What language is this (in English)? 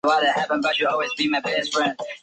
Chinese